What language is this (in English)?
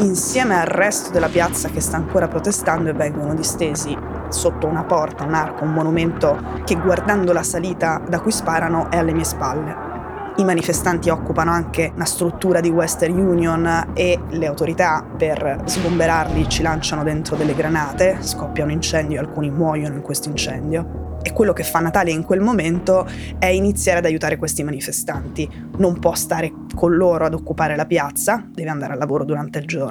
Italian